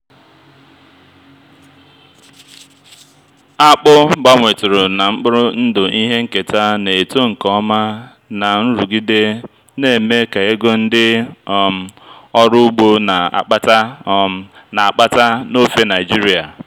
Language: Igbo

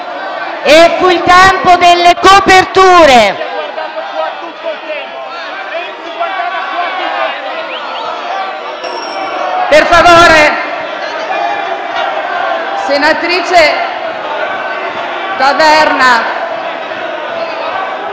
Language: Italian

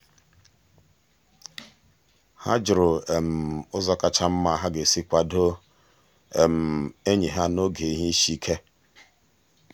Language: Igbo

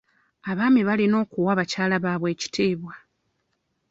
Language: Ganda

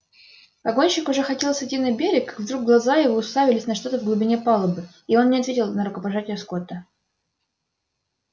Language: Russian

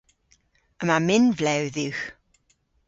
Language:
Cornish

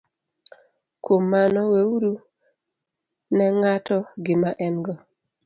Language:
Luo (Kenya and Tanzania)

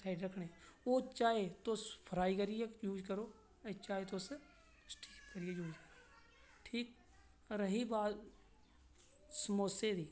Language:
Dogri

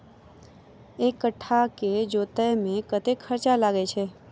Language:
Maithili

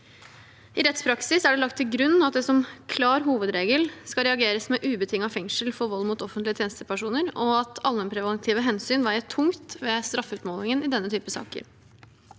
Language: Norwegian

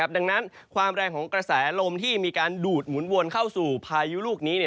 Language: Thai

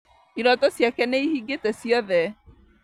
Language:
Kikuyu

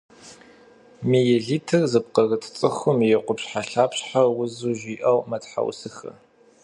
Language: Kabardian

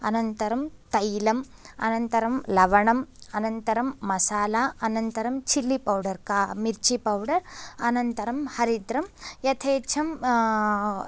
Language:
Sanskrit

